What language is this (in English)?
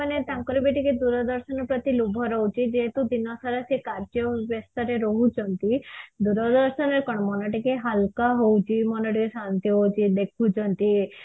Odia